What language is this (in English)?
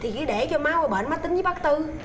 Vietnamese